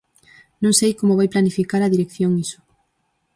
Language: Galician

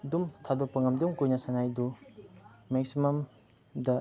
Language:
Manipuri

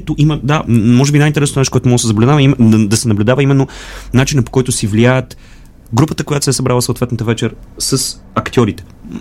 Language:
Bulgarian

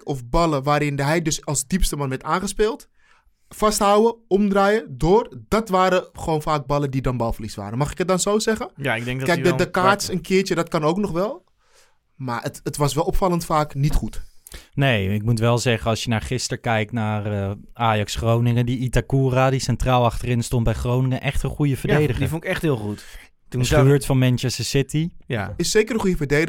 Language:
Dutch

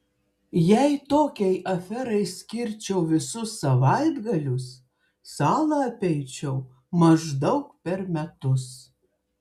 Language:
Lithuanian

